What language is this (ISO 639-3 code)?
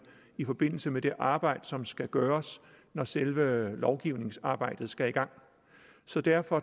dan